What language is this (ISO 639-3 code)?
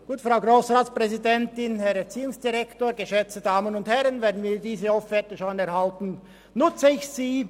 gsw